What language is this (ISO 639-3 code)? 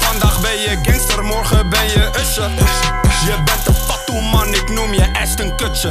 nld